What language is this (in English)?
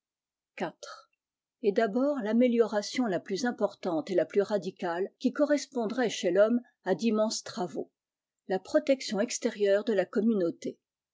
French